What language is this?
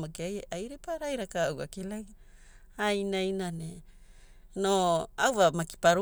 Hula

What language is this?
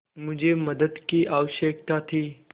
Hindi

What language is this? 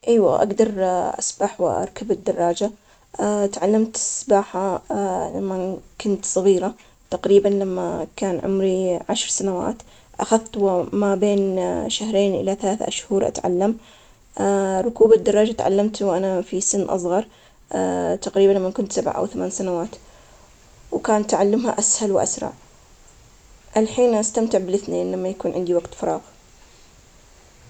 Omani Arabic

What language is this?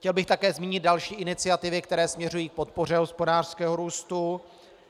Czech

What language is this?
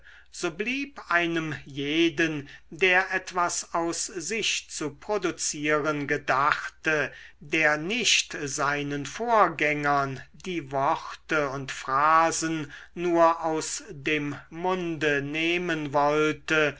German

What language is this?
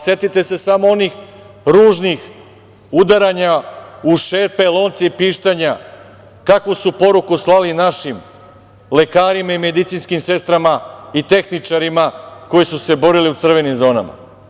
Serbian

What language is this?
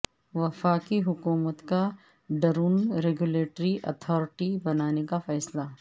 Urdu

